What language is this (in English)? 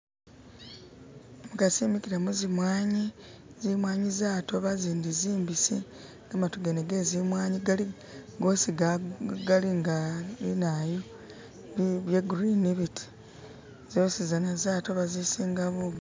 Masaaba